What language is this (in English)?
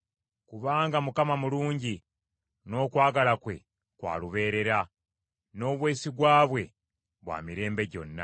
Ganda